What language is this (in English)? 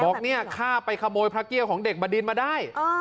Thai